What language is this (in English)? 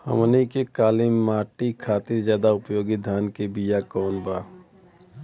Bhojpuri